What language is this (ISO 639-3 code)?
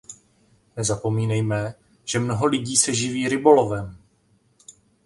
ces